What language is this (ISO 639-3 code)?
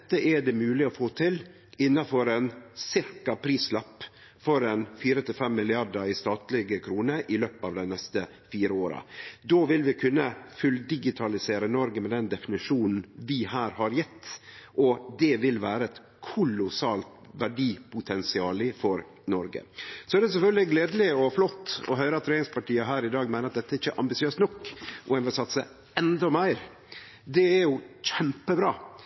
nno